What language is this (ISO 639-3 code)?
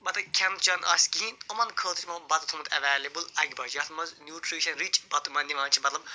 kas